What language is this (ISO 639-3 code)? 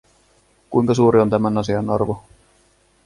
fin